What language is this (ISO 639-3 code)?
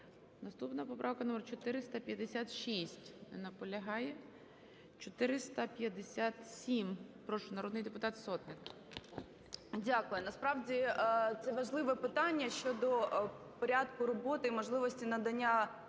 ukr